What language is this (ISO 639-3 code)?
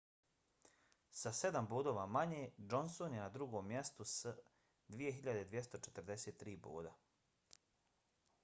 bos